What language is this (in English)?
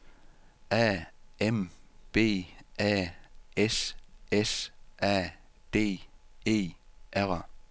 Danish